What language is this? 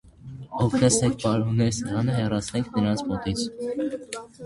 Armenian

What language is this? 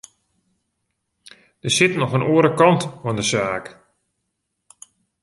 Western Frisian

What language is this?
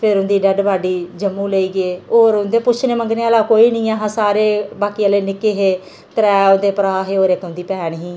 Dogri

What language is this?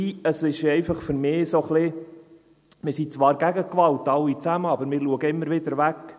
Swiss German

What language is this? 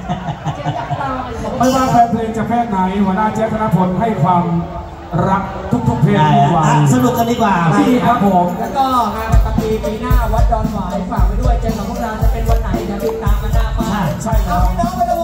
Thai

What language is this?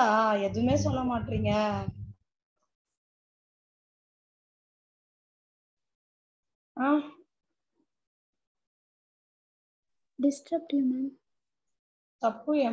Tamil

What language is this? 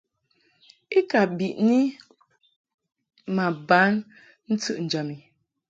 Mungaka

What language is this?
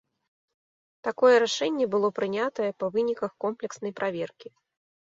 Belarusian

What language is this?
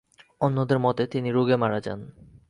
Bangla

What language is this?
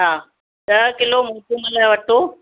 Sindhi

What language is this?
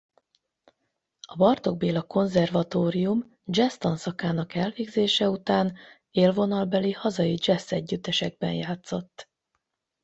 Hungarian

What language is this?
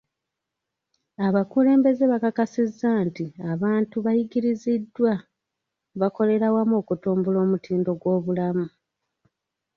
Ganda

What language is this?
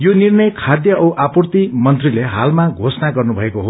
Nepali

